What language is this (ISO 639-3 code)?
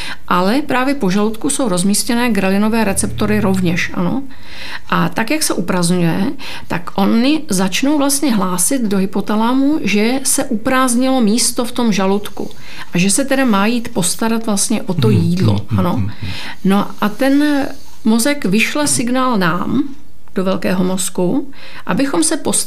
ces